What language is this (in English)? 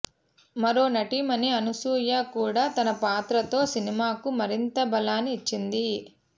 Telugu